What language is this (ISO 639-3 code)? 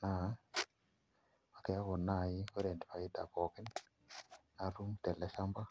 mas